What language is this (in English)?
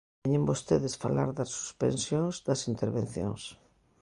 Galician